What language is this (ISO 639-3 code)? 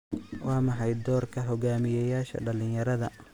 som